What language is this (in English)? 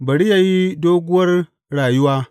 Hausa